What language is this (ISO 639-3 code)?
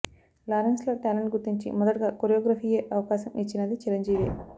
tel